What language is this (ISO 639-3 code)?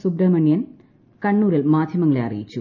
mal